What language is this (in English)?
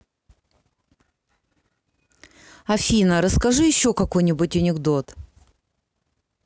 Russian